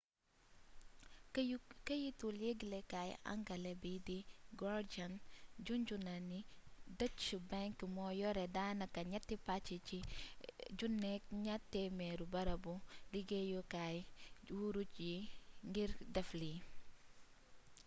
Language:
Wolof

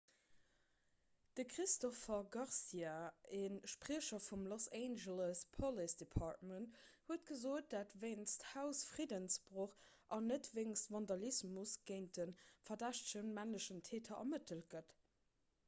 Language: Luxembourgish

